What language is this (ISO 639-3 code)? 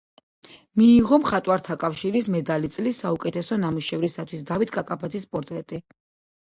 kat